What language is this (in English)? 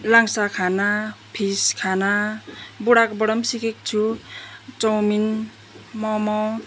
Nepali